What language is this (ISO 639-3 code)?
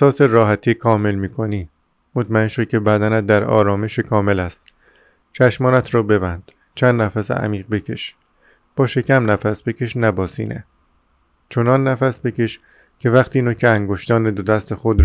fas